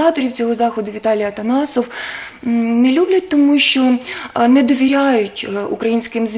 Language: Ukrainian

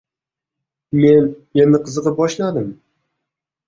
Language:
Uzbek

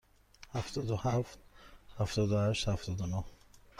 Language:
Persian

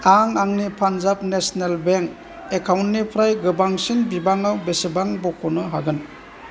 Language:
Bodo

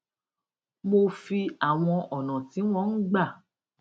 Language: Yoruba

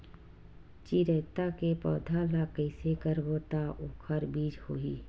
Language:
Chhattisgarhi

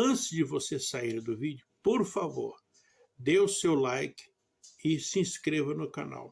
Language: Portuguese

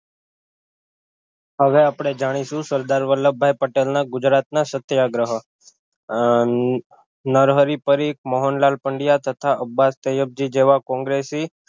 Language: Gujarati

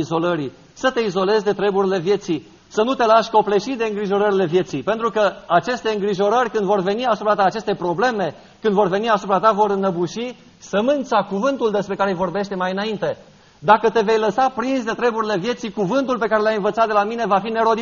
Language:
Romanian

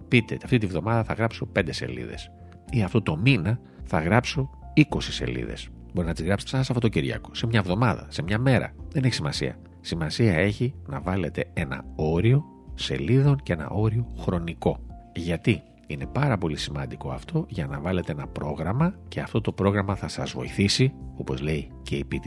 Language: Greek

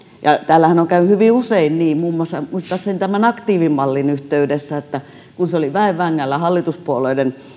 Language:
Finnish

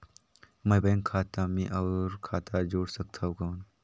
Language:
Chhattisgarhi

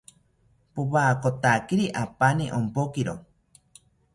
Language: South Ucayali Ashéninka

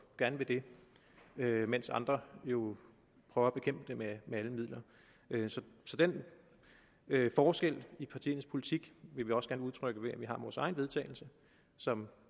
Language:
Danish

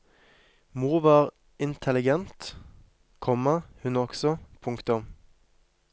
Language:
Norwegian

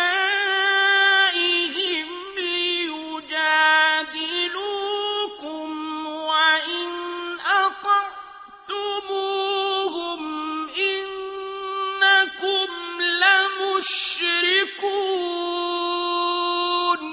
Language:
Arabic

